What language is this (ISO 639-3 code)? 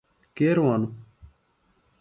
phl